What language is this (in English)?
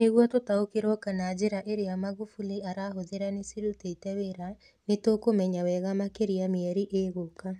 Kikuyu